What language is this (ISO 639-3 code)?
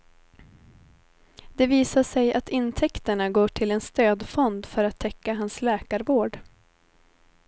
swe